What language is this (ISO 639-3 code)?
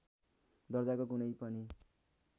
nep